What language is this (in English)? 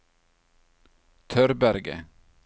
Norwegian